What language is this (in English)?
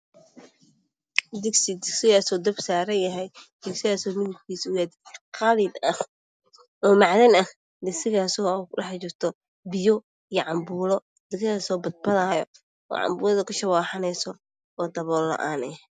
Somali